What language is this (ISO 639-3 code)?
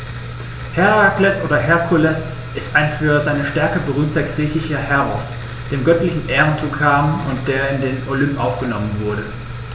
deu